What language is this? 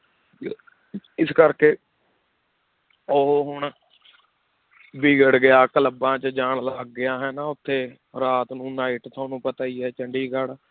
Punjabi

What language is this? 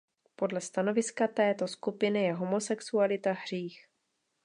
Czech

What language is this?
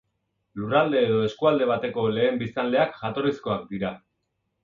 Basque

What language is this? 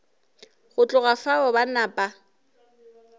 Northern Sotho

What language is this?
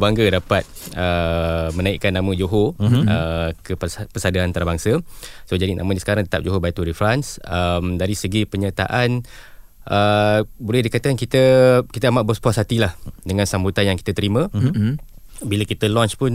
Malay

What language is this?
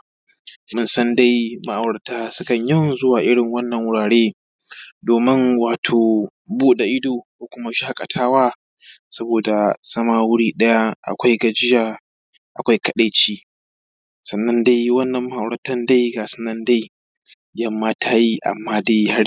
Hausa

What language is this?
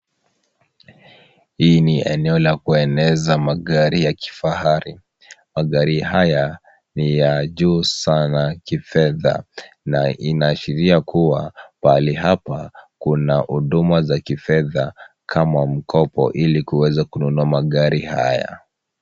Swahili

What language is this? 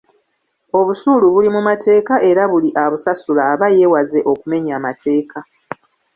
Ganda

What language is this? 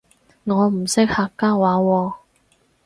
Cantonese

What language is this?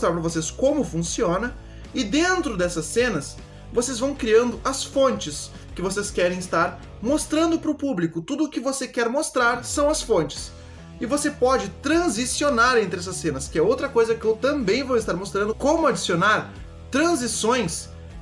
Portuguese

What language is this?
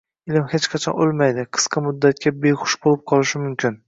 Uzbek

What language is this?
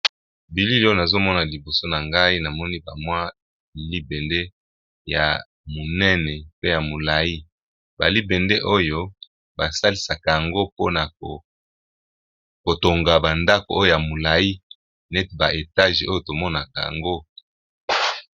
Lingala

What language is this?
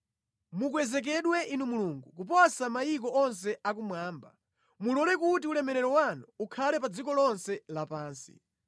Nyanja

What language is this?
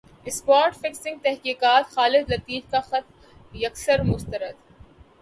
Urdu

